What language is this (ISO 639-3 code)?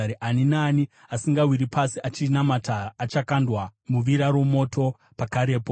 sna